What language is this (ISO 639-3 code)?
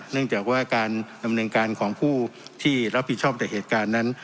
tha